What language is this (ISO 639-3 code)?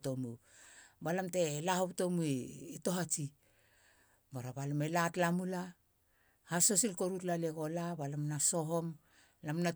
hla